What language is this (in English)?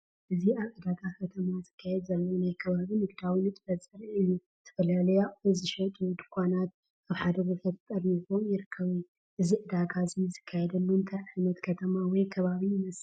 Tigrinya